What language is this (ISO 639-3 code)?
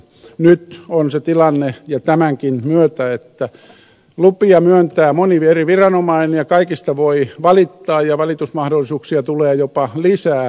fin